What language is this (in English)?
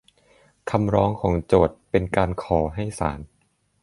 Thai